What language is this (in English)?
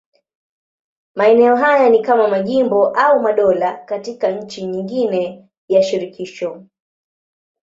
Swahili